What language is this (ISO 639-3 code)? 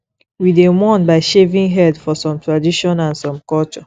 pcm